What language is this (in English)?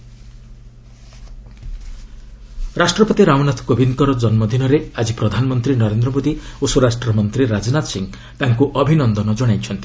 Odia